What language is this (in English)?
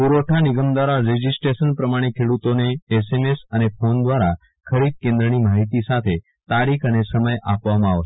Gujarati